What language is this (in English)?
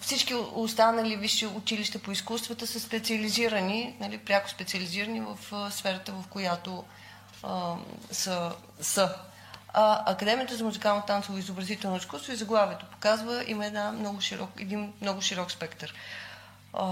Bulgarian